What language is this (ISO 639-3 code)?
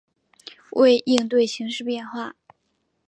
zho